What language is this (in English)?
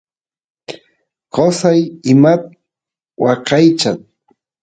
Santiago del Estero Quichua